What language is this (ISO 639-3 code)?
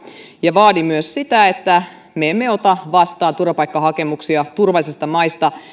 fin